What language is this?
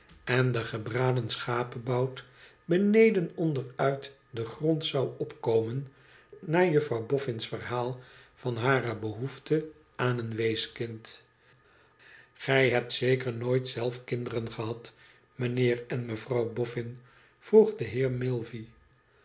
Dutch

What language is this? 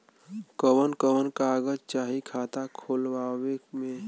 Bhojpuri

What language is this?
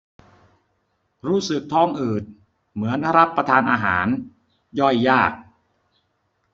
Thai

